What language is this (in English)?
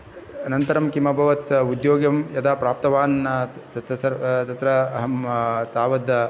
Sanskrit